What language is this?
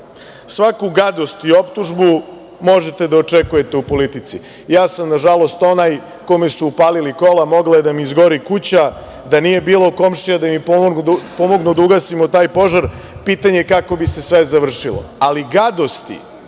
Serbian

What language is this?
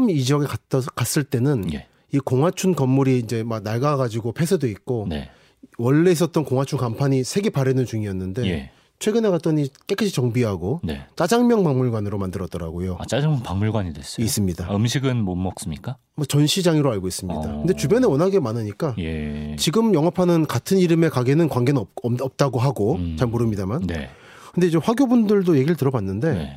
Korean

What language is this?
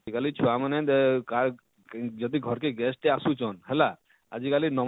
Odia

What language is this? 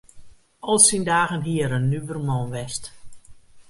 Western Frisian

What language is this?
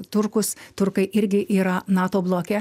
Lithuanian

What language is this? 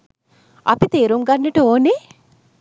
Sinhala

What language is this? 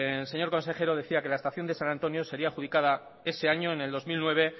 Spanish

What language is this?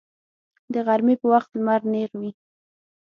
Pashto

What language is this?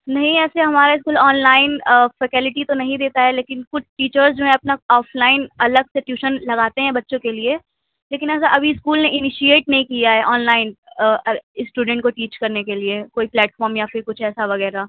Urdu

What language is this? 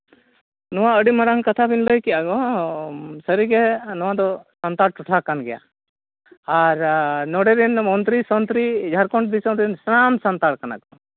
Santali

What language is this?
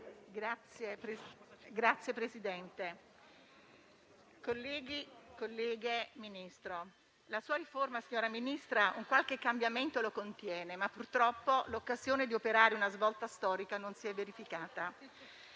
Italian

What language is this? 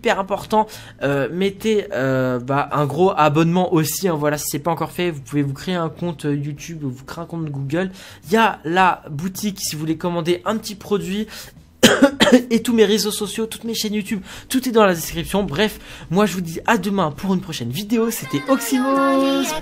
French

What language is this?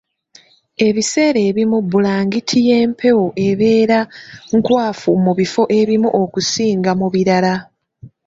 Ganda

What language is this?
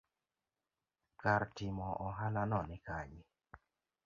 Luo (Kenya and Tanzania)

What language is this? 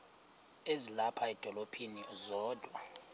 Xhosa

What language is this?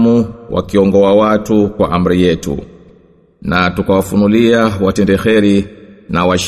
Swahili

